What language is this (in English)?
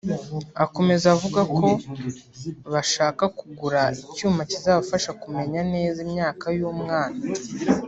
Kinyarwanda